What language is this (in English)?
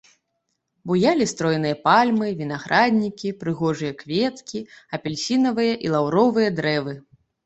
Belarusian